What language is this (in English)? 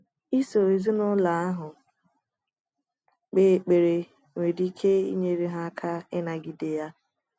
Igbo